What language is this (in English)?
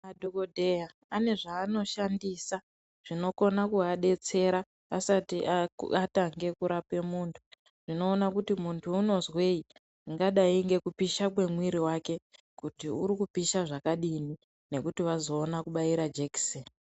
Ndau